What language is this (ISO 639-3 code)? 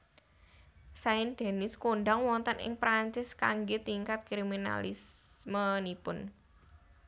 jav